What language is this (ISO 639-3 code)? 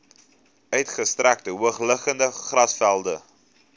afr